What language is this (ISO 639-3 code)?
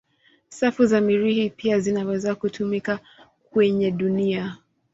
swa